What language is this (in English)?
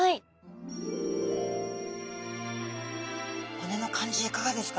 Japanese